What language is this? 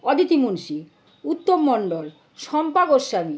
Bangla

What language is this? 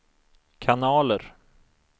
Swedish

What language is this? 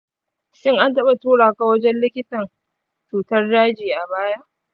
Hausa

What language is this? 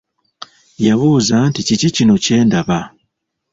Ganda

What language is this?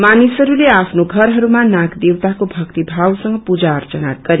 Nepali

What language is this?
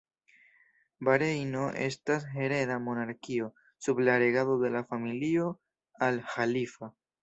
Esperanto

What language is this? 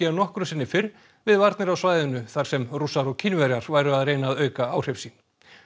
Icelandic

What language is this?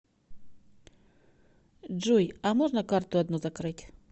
Russian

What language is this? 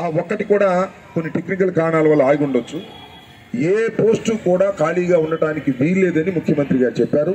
Telugu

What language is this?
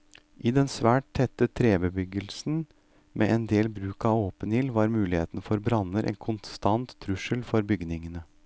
Norwegian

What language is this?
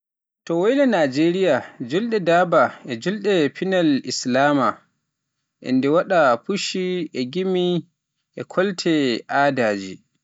Pular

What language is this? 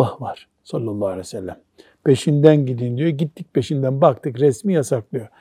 Turkish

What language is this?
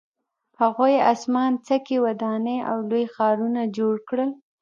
Pashto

